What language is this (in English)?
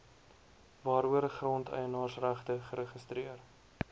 Afrikaans